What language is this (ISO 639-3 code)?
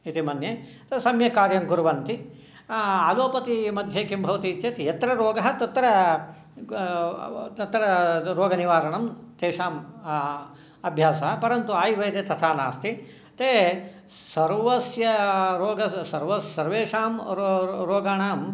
san